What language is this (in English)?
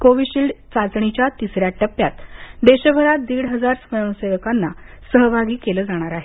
Marathi